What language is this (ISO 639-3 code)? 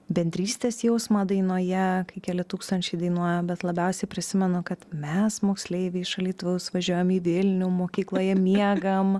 lit